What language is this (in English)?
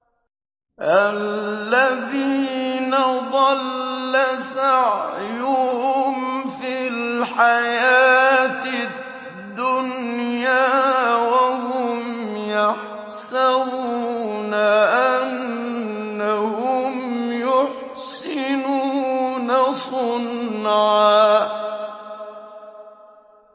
Arabic